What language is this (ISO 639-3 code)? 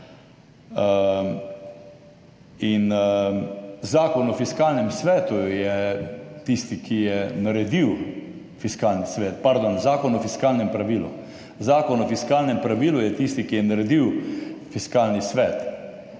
slv